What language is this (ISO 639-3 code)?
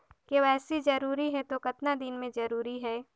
hne